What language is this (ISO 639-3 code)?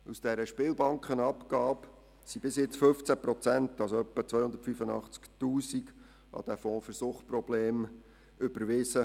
gsw